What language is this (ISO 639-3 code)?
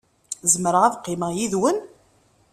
kab